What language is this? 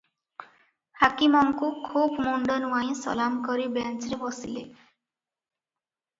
Odia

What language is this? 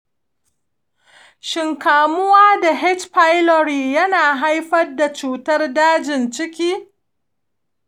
Hausa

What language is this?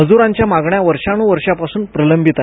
Marathi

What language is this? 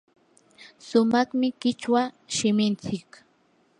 Yanahuanca Pasco Quechua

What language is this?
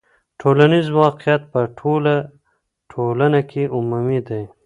Pashto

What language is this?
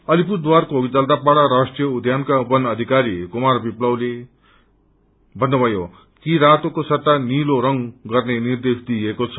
Nepali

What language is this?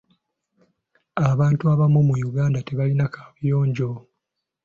Ganda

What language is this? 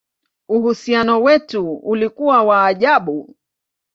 Swahili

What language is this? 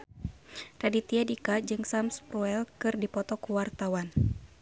Sundanese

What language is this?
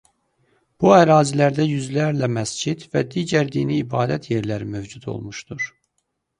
Azerbaijani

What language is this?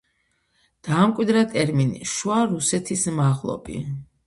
Georgian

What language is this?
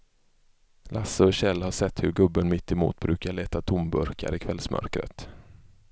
Swedish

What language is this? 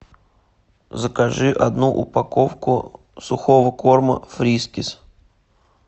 Russian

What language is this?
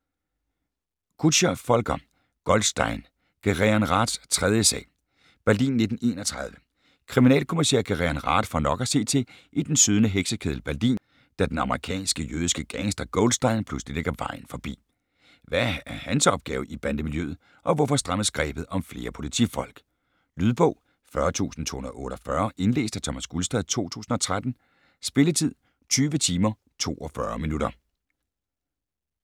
Danish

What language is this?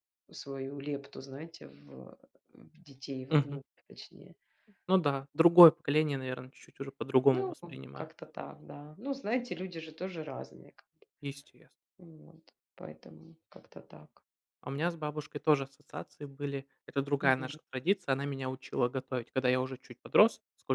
Russian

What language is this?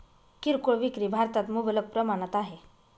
Marathi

